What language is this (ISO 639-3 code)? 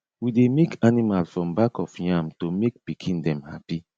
pcm